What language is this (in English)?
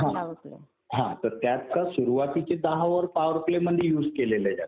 Marathi